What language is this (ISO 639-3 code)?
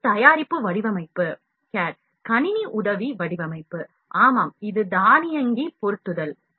tam